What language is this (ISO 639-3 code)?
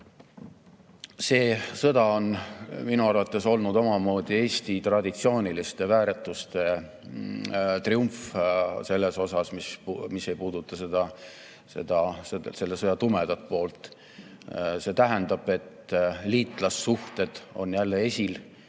est